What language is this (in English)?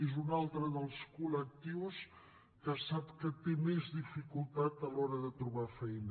Catalan